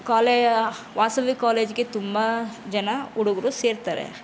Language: Kannada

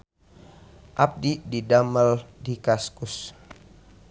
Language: Sundanese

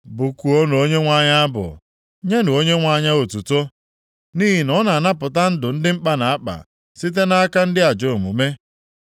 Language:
Igbo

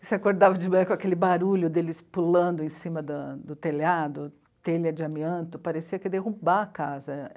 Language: Portuguese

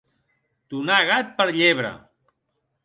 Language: Catalan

